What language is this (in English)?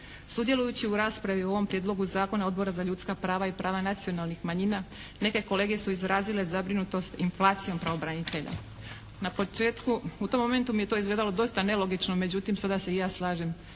Croatian